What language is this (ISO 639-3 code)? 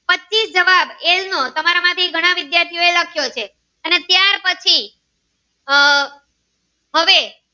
guj